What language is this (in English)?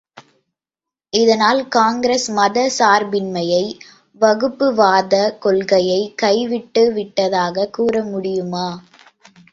Tamil